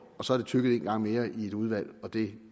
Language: Danish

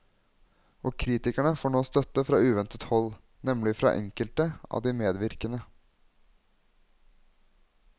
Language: Norwegian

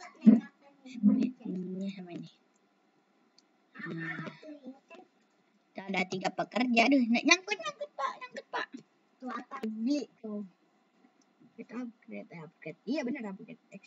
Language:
Indonesian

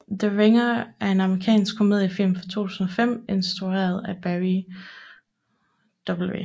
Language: Danish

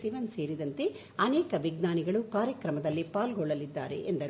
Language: Kannada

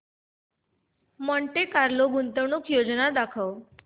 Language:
Marathi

